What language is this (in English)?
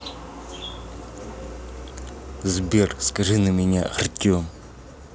Russian